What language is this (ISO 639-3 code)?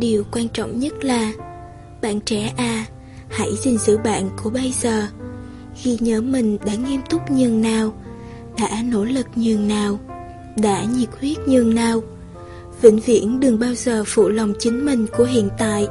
vie